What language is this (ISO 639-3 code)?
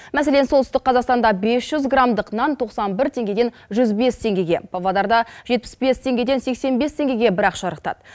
kaz